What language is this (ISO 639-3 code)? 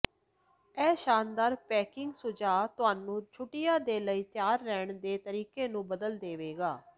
pan